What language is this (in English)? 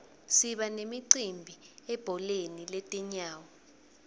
Swati